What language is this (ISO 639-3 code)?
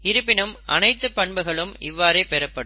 tam